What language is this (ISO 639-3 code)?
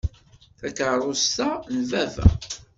kab